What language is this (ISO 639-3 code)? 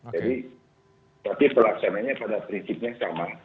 ind